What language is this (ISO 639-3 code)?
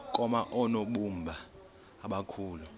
xho